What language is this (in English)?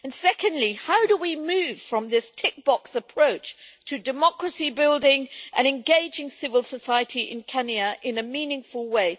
English